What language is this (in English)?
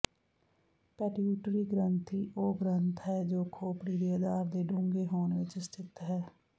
Punjabi